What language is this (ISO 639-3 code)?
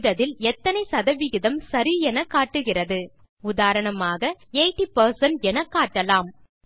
tam